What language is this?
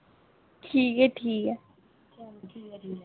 Dogri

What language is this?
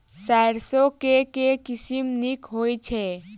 Maithili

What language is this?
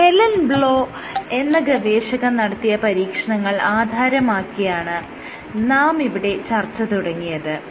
Malayalam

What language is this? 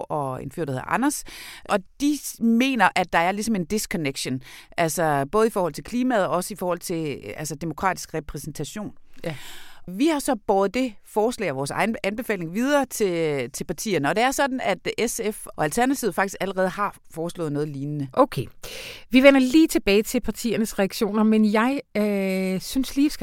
Danish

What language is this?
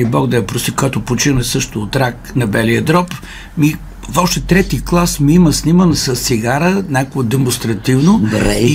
Bulgarian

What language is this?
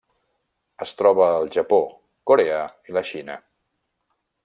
Catalan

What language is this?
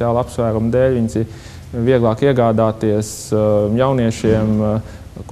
Latvian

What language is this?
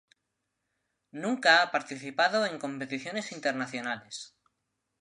Spanish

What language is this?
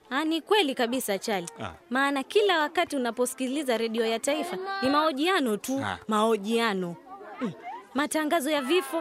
Swahili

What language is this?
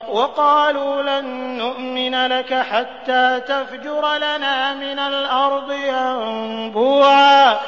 Arabic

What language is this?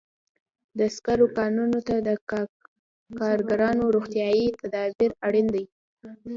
Pashto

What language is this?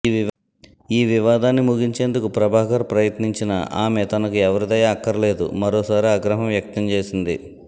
Telugu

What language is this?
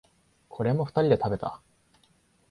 Japanese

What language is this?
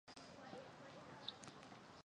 Chinese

